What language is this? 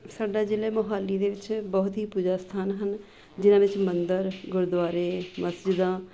Punjabi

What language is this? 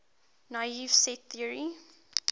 English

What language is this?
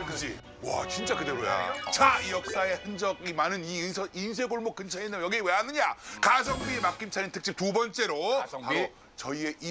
Korean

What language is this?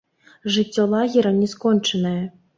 Belarusian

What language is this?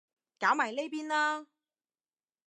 Cantonese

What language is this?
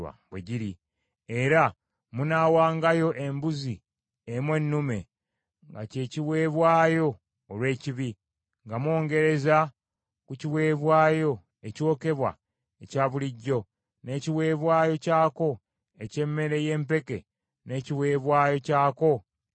Ganda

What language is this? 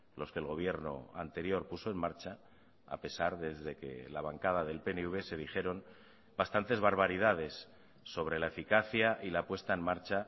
Spanish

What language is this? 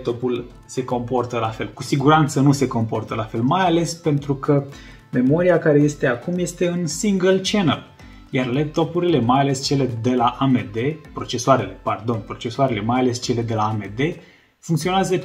Romanian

